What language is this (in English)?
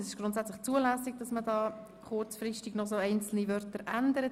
Swiss German